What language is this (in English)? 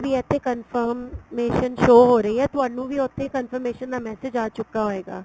Punjabi